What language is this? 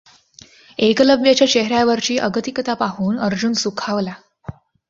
Marathi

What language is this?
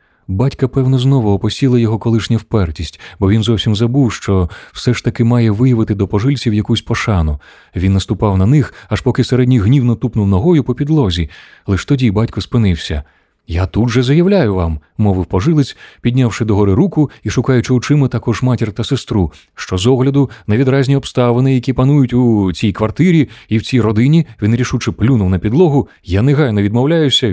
Ukrainian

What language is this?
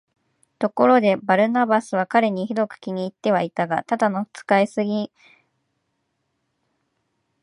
Japanese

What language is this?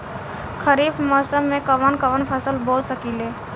Bhojpuri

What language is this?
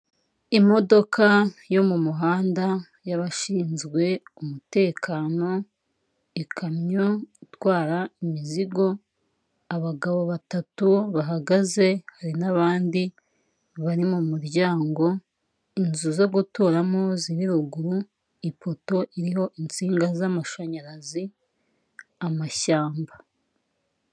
Kinyarwanda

